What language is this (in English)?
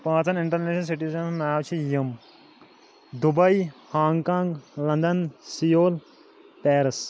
Kashmiri